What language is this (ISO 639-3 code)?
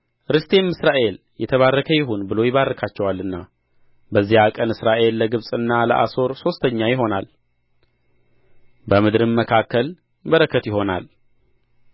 amh